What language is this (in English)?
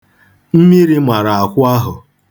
Igbo